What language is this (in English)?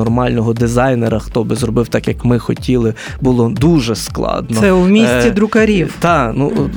Ukrainian